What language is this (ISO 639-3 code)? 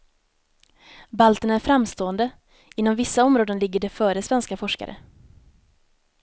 swe